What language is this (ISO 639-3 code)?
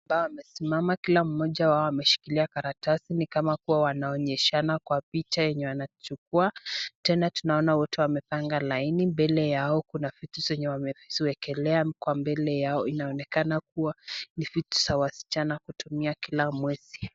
swa